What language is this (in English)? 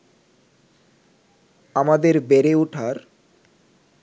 Bangla